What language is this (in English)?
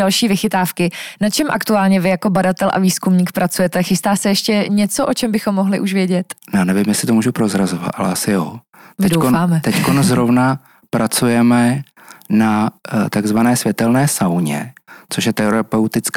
Czech